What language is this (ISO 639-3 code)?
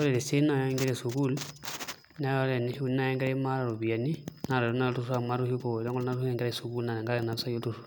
mas